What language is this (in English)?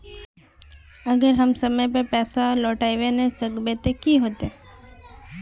Magahi